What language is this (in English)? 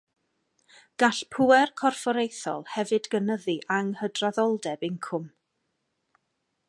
Welsh